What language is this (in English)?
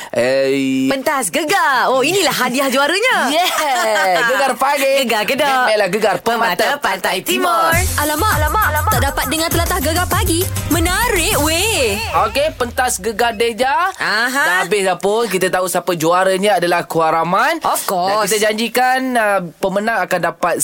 Malay